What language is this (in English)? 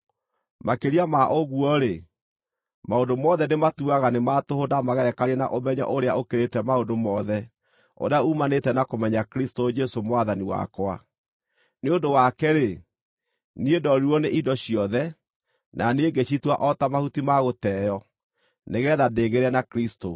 Kikuyu